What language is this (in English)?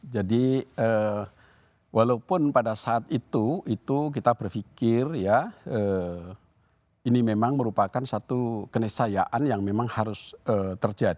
Indonesian